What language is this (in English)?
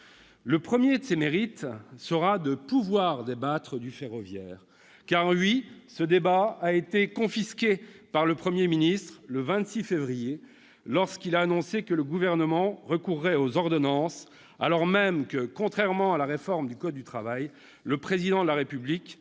French